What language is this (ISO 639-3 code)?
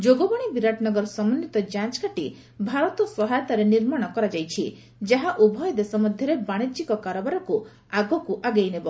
ori